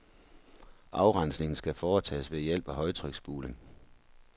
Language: Danish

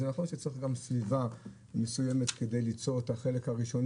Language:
Hebrew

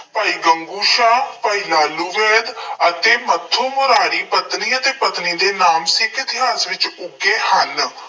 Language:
Punjabi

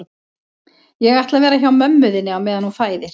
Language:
Icelandic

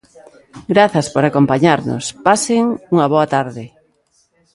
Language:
Galician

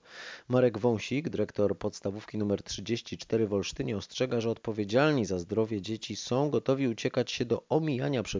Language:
Polish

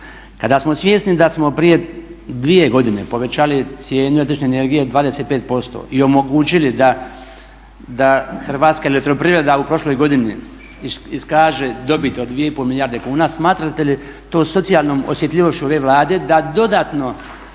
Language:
Croatian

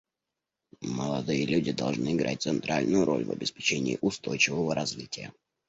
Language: Russian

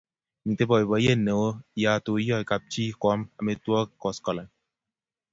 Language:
Kalenjin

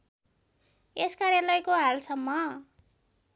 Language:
Nepali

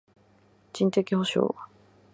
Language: Japanese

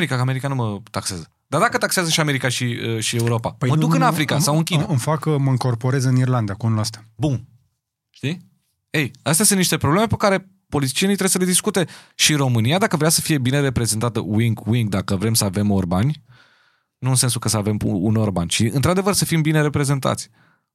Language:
Romanian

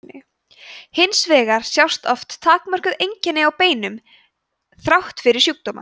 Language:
Icelandic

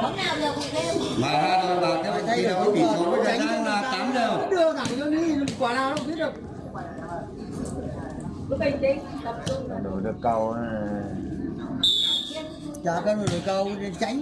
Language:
Vietnamese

